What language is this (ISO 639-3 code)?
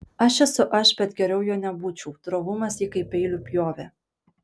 lit